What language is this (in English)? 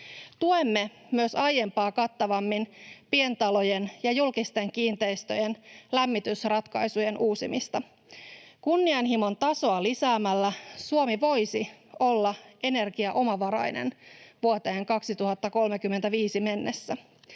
Finnish